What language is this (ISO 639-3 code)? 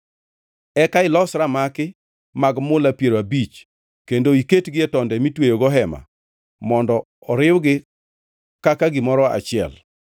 luo